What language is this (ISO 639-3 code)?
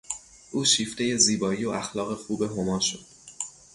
fas